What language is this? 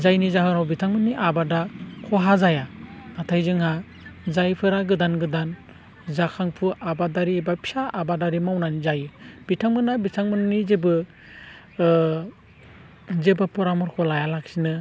Bodo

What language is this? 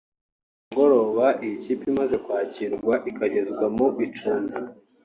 Kinyarwanda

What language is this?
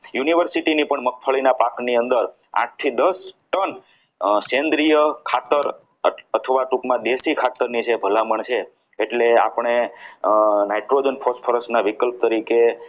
Gujarati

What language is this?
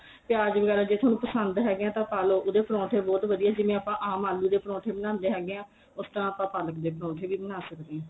Punjabi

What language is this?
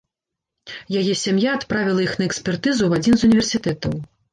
Belarusian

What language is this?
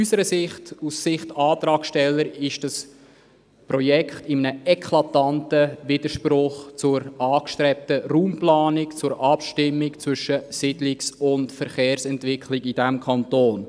Swiss German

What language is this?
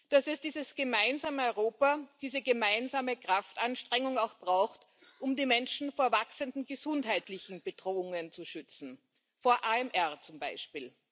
German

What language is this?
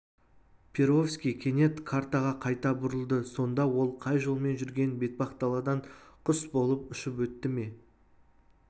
Kazakh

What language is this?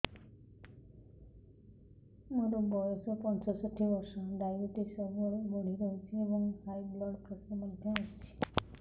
Odia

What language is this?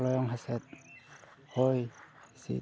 Santali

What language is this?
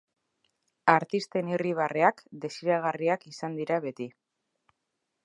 Basque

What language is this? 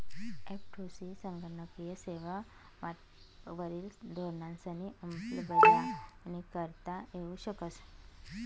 Marathi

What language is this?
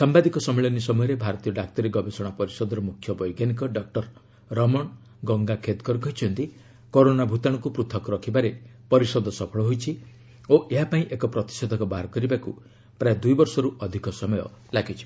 Odia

